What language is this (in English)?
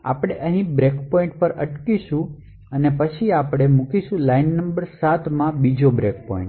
Gujarati